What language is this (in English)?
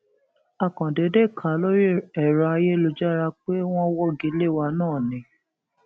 Yoruba